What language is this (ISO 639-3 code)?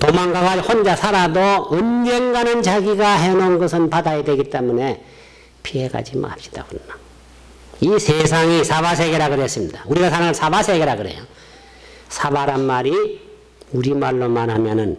kor